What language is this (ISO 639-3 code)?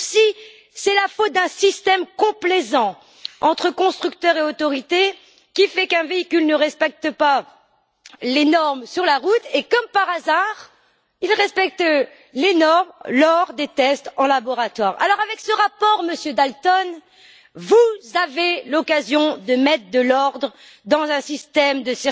fra